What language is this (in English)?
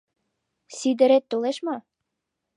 Mari